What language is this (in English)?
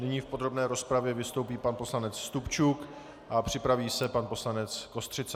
Czech